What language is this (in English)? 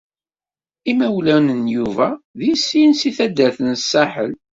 Kabyle